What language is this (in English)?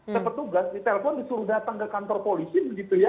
Indonesian